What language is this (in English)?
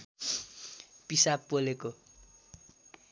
Nepali